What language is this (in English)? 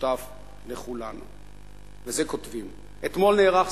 Hebrew